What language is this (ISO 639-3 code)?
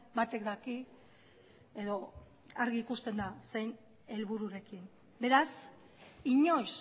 eus